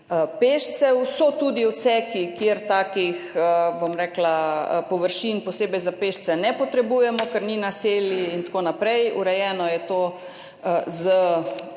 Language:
Slovenian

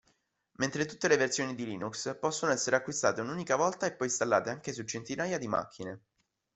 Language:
Italian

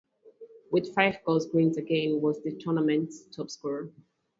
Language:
English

